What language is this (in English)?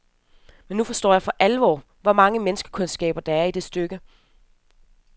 Danish